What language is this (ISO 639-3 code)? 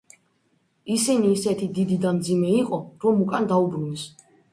kat